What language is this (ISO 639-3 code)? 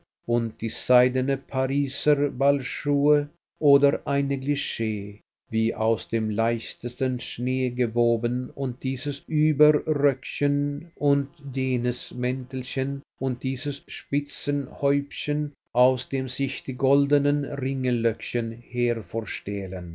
deu